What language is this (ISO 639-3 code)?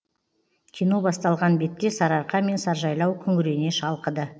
kaz